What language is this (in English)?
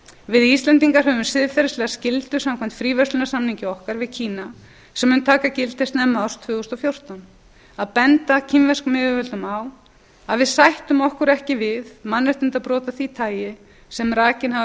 Icelandic